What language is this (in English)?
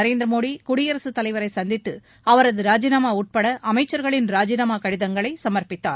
Tamil